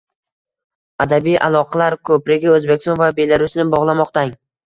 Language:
Uzbek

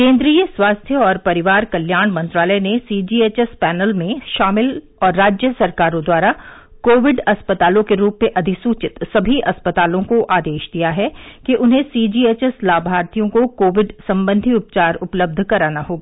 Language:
Hindi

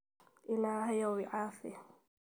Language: Somali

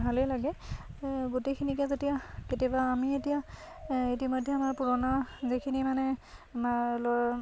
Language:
Assamese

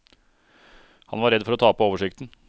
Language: Norwegian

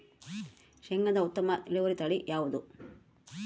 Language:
Kannada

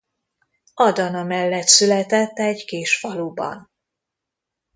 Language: Hungarian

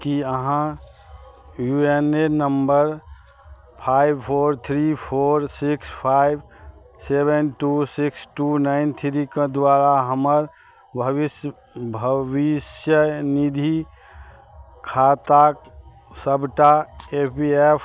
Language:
Maithili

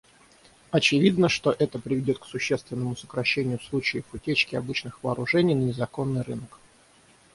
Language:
Russian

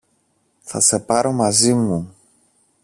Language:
Greek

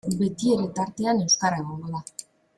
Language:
Basque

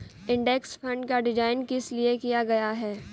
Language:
Hindi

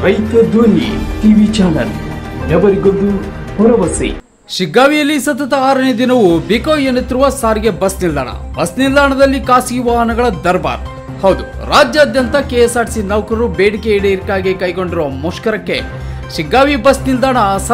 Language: Romanian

